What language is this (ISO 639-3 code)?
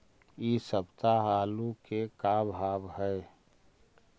mag